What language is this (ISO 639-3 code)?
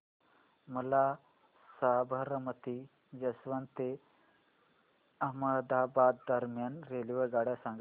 mar